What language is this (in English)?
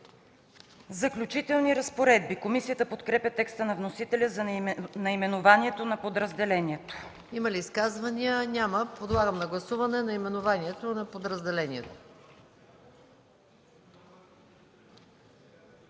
Bulgarian